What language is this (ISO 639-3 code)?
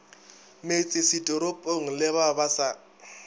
nso